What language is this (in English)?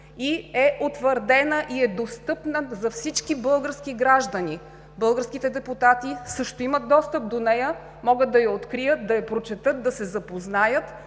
Bulgarian